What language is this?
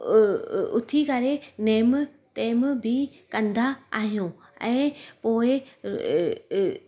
Sindhi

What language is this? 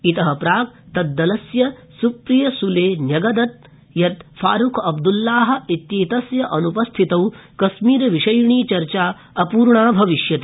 Sanskrit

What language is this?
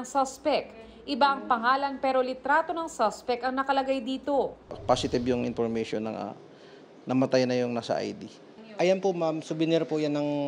Filipino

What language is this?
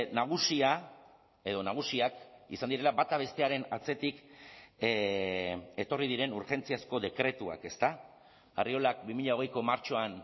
Basque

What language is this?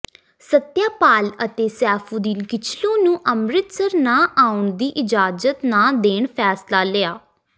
Punjabi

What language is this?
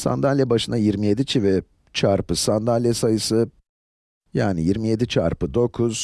Turkish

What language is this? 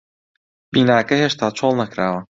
Central Kurdish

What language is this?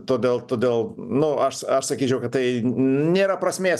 Lithuanian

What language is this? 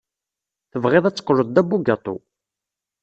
Kabyle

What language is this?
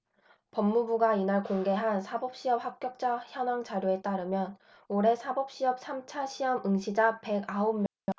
Korean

